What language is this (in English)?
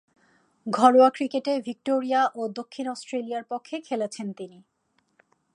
Bangla